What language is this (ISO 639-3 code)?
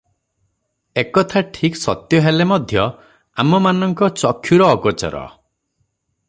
ori